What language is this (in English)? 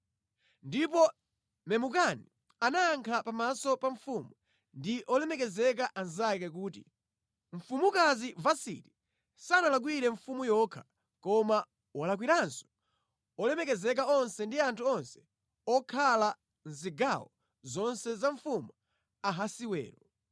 Nyanja